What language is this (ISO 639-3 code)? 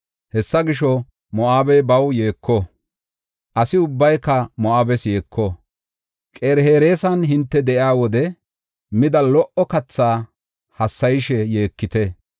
gof